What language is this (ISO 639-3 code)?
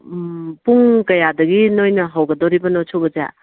mni